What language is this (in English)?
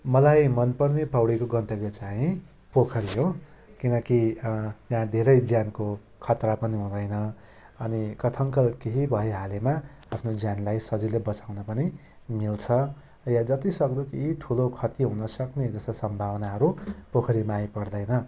Nepali